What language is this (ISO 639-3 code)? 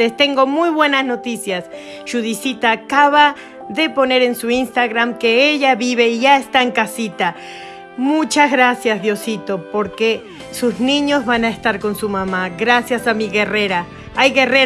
spa